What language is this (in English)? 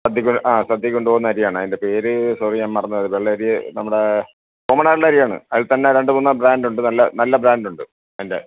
Malayalam